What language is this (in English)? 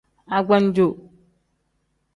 Tem